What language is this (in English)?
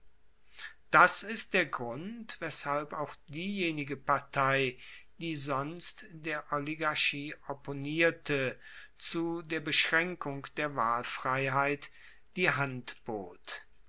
German